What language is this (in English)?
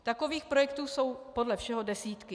Czech